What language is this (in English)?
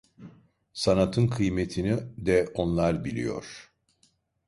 Turkish